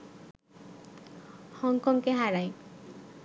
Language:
Bangla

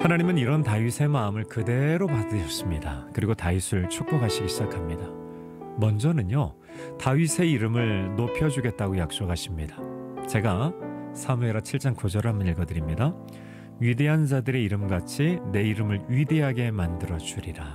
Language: Korean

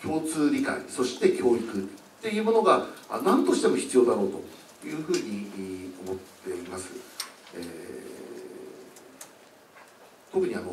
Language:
Japanese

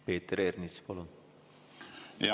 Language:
Estonian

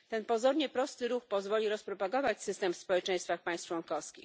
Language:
Polish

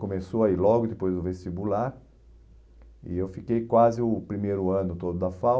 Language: Portuguese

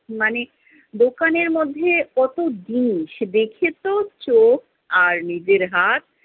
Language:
Bangla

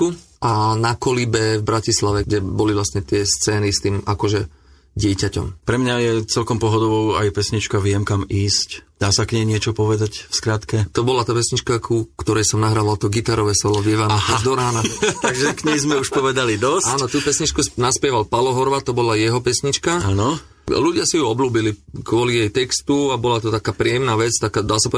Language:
Slovak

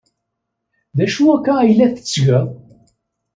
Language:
Kabyle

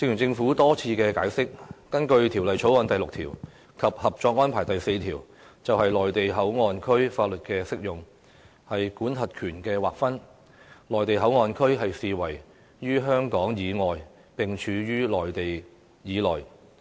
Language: Cantonese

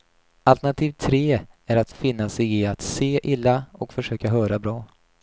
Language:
Swedish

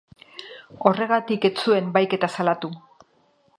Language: Basque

